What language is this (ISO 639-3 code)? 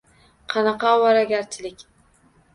uzb